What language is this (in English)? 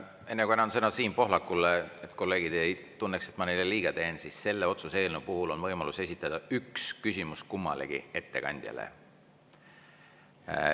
Estonian